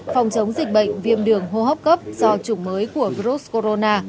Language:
Vietnamese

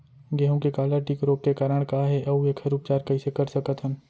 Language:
Chhattisgarhi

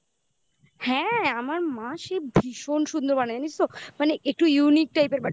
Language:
Bangla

